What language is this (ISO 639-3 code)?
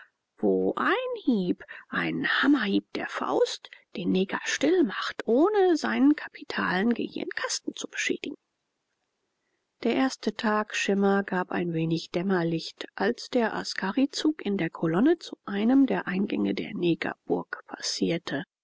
deu